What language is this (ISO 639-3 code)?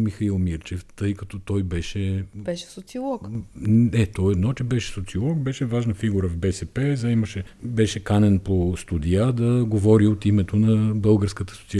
bul